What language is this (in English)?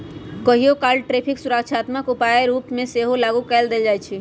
Magahi